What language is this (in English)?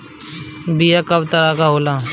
Bhojpuri